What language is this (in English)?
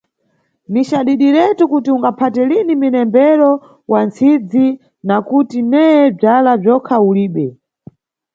Nyungwe